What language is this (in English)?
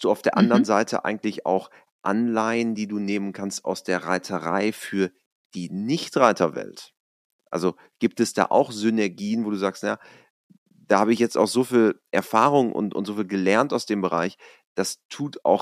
German